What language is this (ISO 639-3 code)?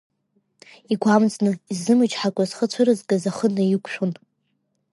abk